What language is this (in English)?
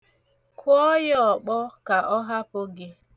Igbo